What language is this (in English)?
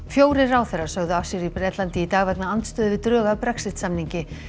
Icelandic